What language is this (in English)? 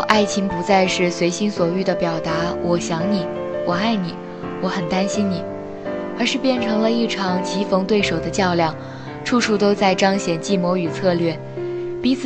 Chinese